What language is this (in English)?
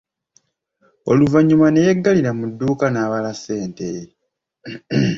Ganda